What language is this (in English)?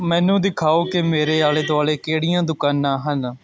Punjabi